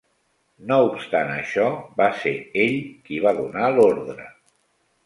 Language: Catalan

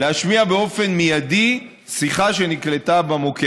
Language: Hebrew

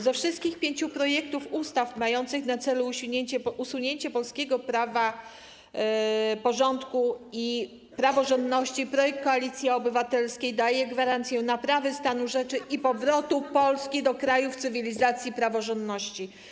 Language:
Polish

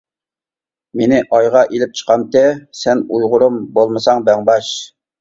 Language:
Uyghur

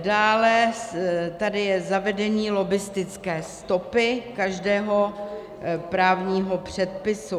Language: Czech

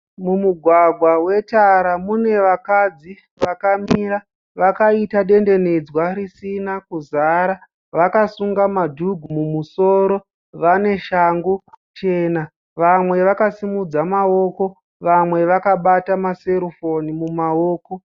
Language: Shona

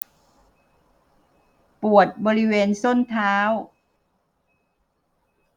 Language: Thai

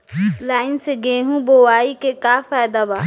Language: Bhojpuri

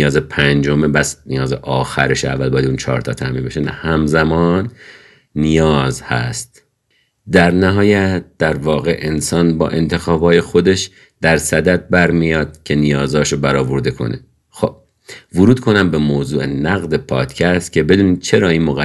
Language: Persian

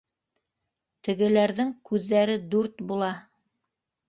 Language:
Bashkir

